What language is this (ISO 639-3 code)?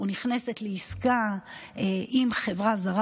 heb